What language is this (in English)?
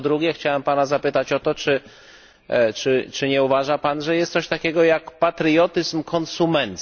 Polish